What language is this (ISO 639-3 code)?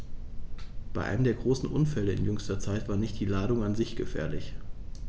deu